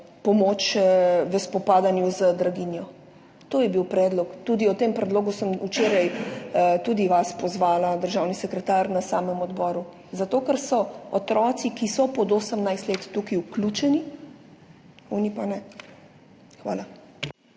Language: Slovenian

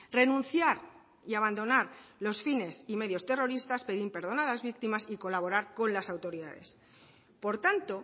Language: Spanish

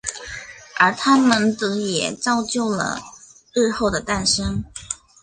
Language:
Chinese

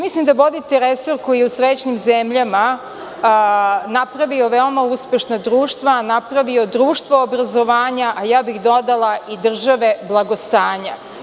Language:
Serbian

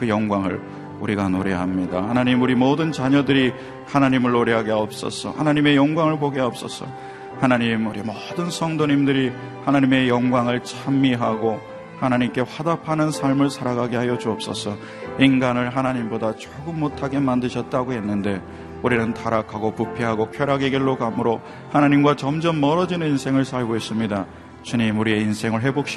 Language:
Korean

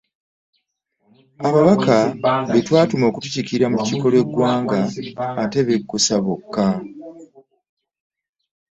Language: Ganda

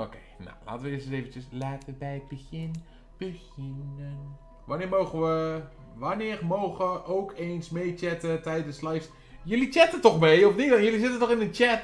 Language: Dutch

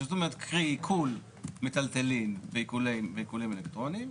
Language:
Hebrew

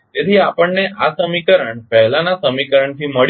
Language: Gujarati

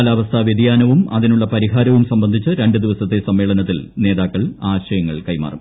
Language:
Malayalam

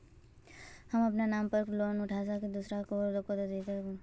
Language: Magahi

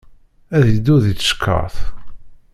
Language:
Kabyle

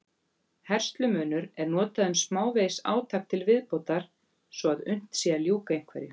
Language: Icelandic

